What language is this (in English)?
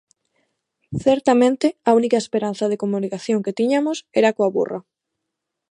Galician